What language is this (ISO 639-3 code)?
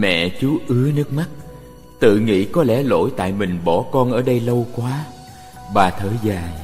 vie